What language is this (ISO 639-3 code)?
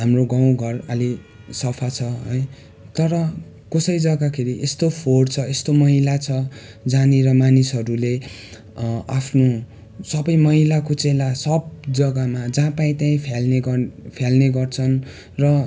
nep